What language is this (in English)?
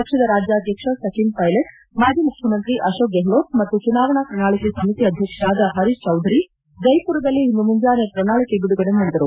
Kannada